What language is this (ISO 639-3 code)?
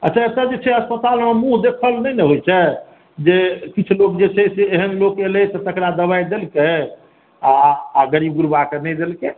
mai